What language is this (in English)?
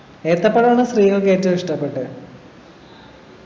Malayalam